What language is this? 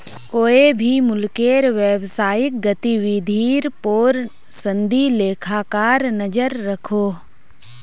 Magahi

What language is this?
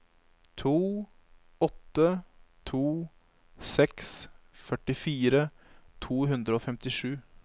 Norwegian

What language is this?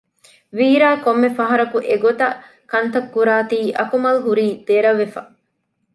Divehi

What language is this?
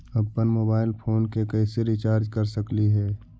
Magahi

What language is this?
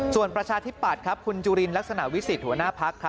Thai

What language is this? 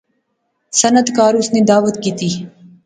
Pahari-Potwari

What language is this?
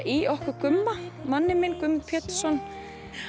Icelandic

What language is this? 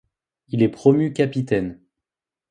French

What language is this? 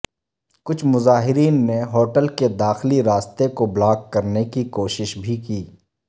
Urdu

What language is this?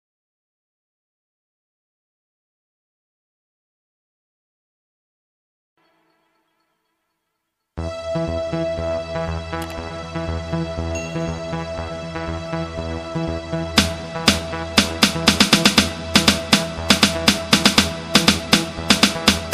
Vietnamese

